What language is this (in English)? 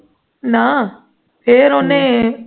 Punjabi